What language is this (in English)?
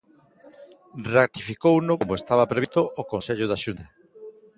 Galician